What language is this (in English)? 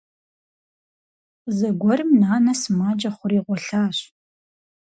Kabardian